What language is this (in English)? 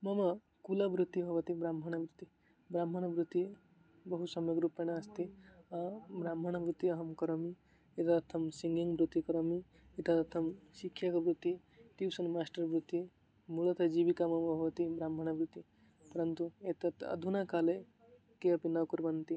Sanskrit